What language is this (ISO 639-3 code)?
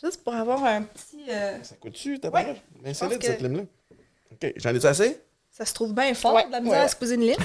fra